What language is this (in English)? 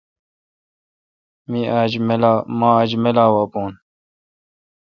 Kalkoti